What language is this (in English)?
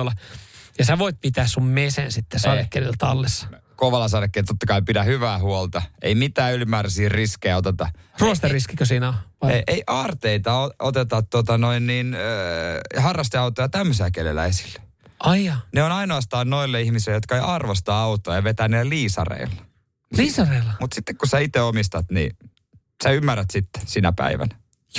Finnish